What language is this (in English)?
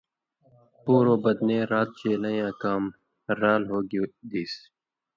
Indus Kohistani